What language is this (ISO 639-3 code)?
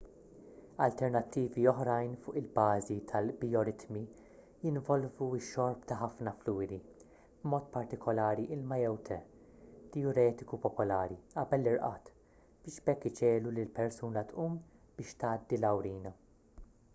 mlt